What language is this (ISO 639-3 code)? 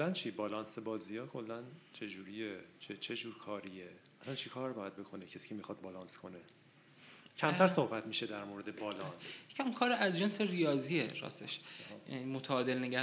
fas